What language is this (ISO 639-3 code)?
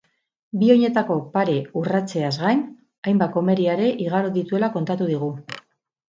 eus